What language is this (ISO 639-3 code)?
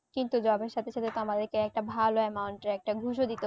ben